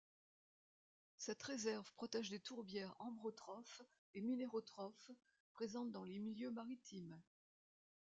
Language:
French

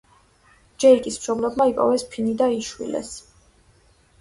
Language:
Georgian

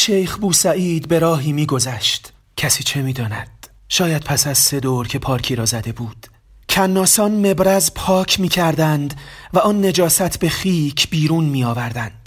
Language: Persian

